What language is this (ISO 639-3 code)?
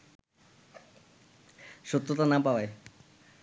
ben